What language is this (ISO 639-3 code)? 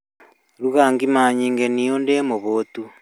kik